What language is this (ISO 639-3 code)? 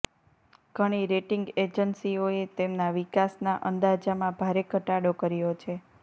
guj